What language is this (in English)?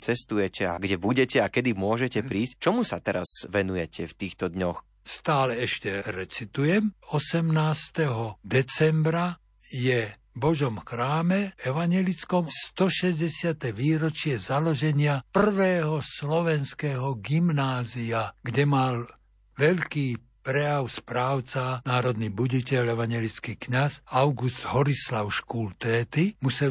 Slovak